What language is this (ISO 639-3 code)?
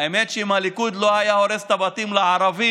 heb